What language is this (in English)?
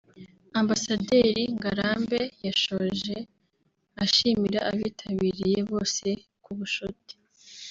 Kinyarwanda